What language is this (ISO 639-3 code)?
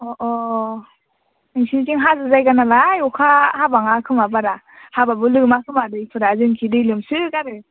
brx